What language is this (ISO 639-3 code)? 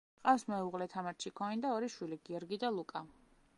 kat